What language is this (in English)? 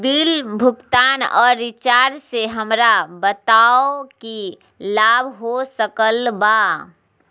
Magahi